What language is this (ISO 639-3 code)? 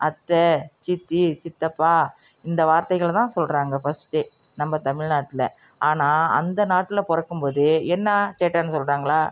tam